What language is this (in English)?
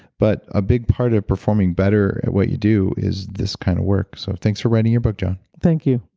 English